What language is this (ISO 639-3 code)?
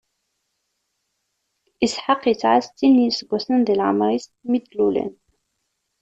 kab